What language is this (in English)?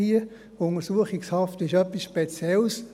Swiss German